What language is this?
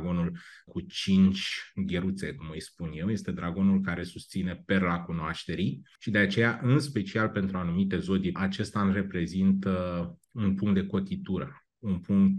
Romanian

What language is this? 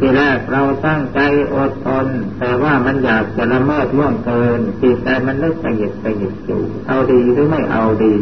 Thai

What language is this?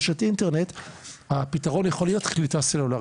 Hebrew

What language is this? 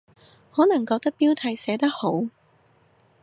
Cantonese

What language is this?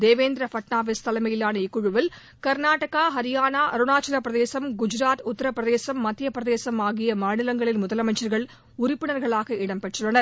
Tamil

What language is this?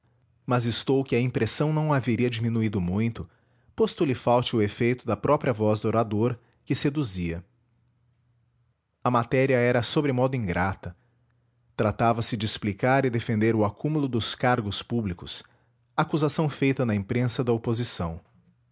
Portuguese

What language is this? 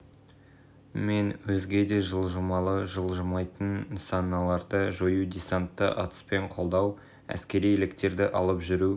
Kazakh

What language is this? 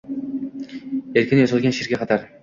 Uzbek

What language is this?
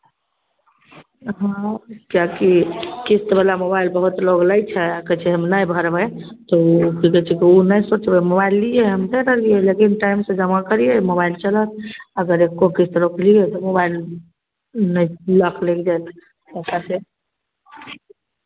Maithili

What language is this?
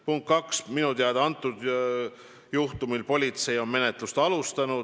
Estonian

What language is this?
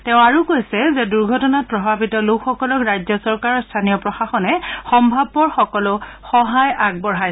Assamese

